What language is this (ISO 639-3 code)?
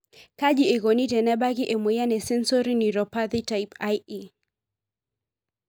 mas